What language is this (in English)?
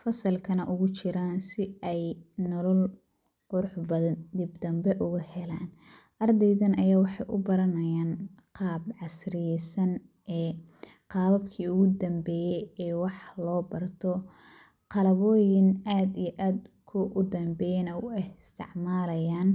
Somali